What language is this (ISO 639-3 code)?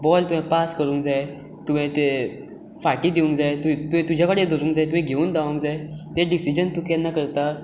kok